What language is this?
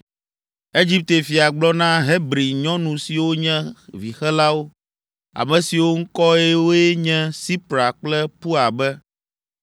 Ewe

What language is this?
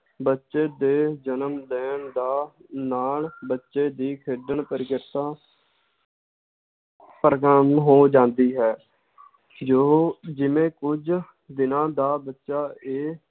Punjabi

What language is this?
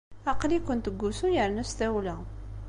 Kabyle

